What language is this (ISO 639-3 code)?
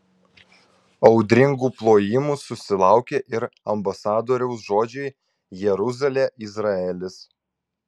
lit